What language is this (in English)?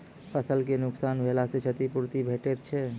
Maithili